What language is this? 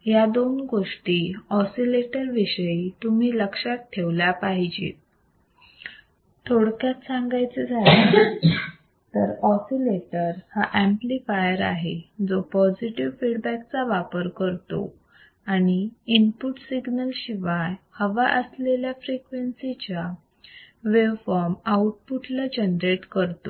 Marathi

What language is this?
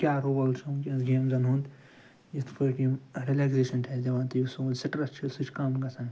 Kashmiri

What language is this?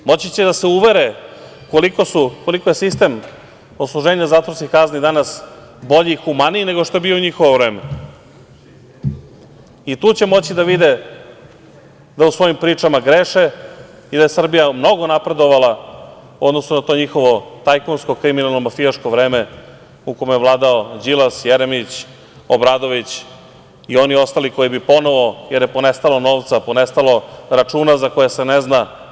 Serbian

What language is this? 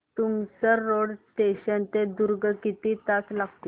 Marathi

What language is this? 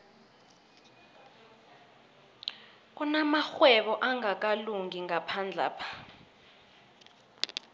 South Ndebele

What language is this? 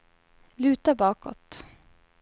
Swedish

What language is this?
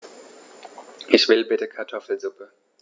German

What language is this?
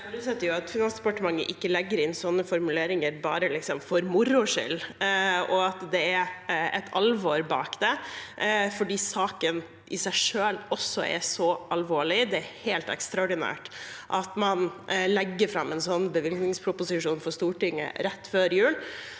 Norwegian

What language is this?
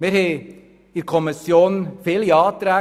Swiss German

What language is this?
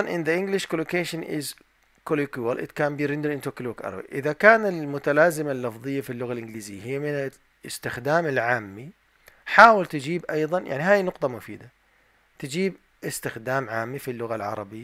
Arabic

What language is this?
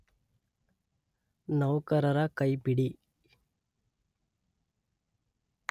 Kannada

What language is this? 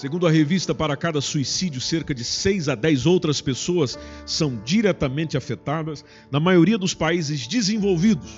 Portuguese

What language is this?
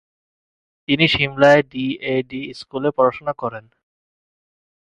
Bangla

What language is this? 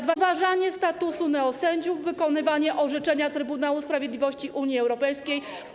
Polish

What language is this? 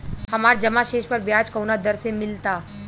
Bhojpuri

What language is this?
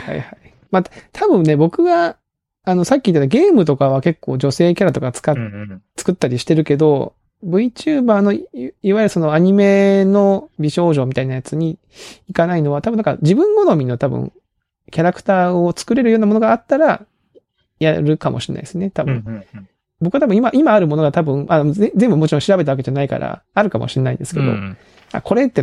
Japanese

